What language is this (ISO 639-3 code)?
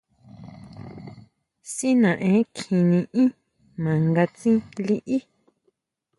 mau